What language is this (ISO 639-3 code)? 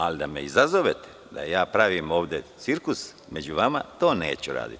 srp